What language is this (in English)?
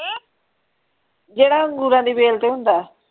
Punjabi